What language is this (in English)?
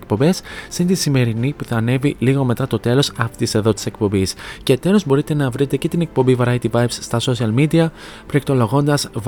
Greek